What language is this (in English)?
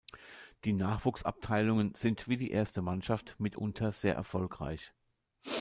German